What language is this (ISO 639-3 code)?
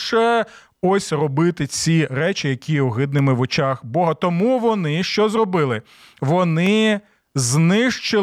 ukr